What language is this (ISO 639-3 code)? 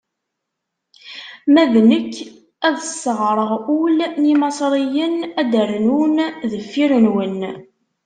kab